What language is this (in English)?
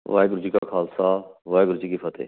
Punjabi